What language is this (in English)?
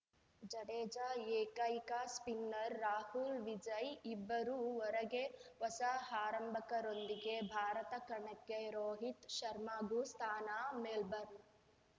Kannada